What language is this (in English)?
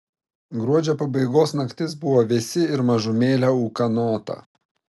Lithuanian